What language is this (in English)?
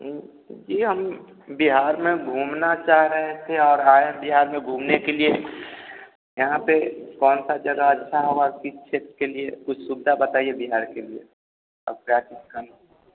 Hindi